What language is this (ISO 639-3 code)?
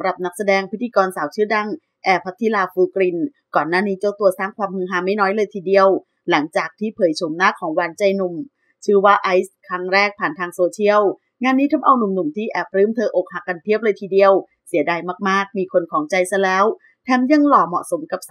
tha